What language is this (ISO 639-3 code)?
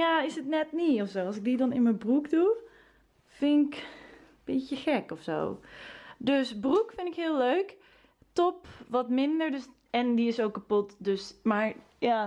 nld